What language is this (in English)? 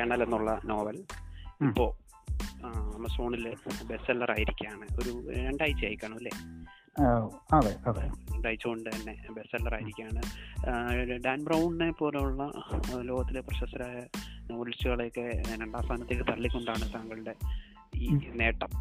Malayalam